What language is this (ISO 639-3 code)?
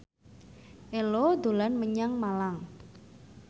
jav